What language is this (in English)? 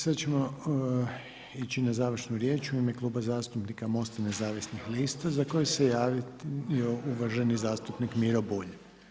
Croatian